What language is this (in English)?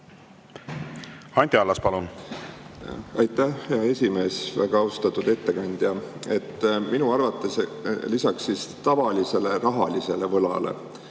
Estonian